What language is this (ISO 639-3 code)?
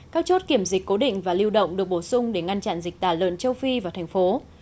vie